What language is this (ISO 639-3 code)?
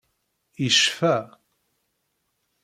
kab